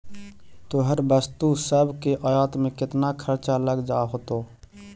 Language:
Magahi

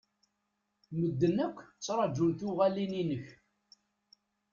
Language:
Kabyle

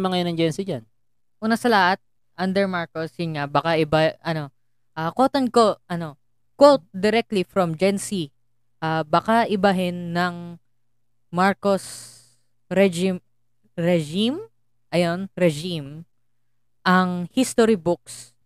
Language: Filipino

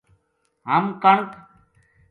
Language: Gujari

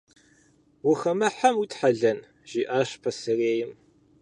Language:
Kabardian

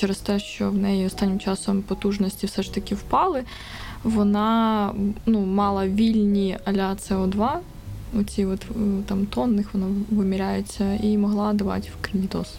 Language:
Ukrainian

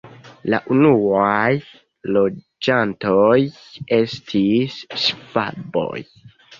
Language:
Esperanto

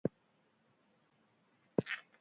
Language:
Basque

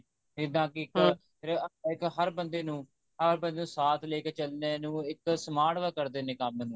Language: Punjabi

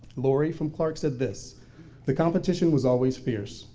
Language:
English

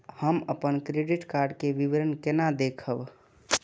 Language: Maithili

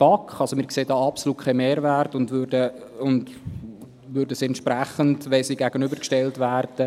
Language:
Swiss German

